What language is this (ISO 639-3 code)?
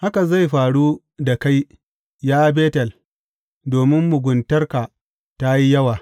hau